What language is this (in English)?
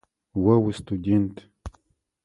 Adyghe